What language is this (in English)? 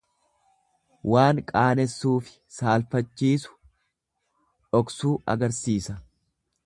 Oromo